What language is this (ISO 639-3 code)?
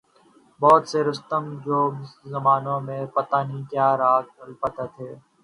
urd